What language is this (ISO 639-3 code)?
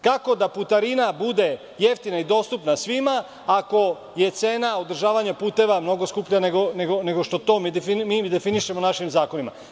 srp